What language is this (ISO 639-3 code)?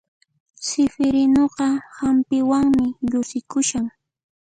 qxp